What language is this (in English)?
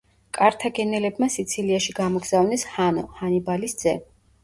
Georgian